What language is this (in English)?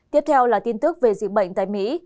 Vietnamese